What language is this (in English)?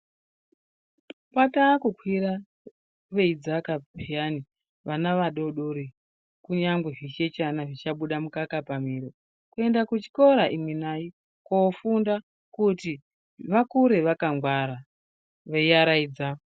Ndau